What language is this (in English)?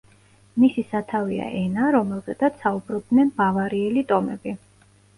Georgian